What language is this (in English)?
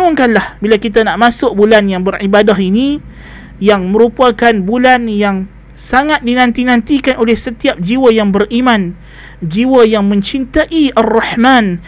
Malay